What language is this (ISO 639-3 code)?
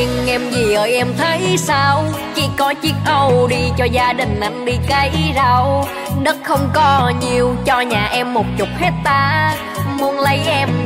vie